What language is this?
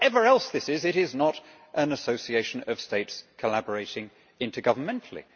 English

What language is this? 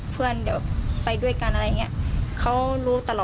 Thai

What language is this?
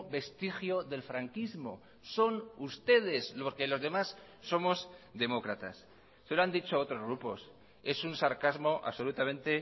Spanish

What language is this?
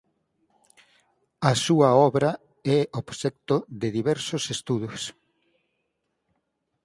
Galician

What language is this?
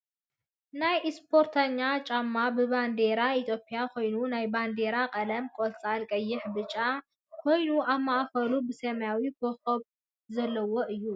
Tigrinya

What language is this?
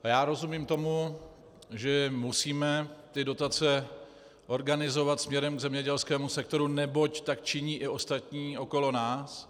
Czech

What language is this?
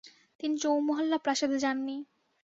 Bangla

